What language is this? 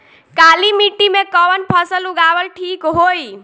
Bhojpuri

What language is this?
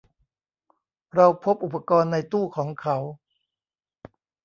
Thai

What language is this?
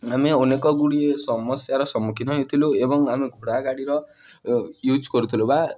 Odia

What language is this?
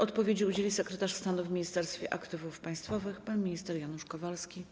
Polish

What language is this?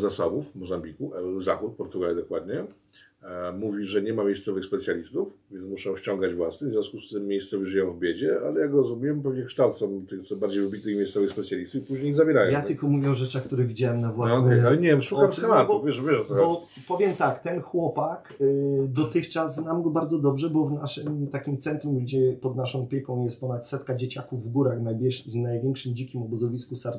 Polish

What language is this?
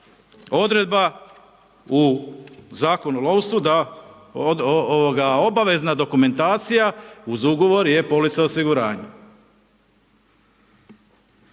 Croatian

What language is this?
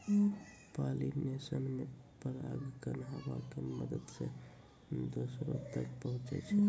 Maithili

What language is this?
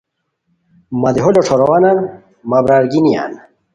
Khowar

